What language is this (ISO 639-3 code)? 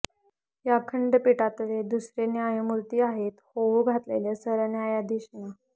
mar